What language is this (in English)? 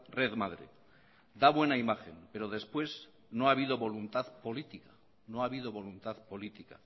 Spanish